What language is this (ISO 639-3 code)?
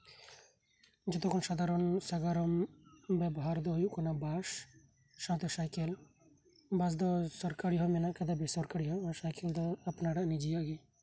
sat